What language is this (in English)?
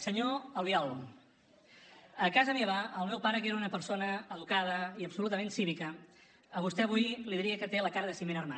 Catalan